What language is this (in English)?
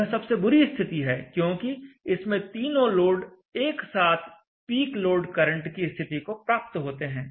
Hindi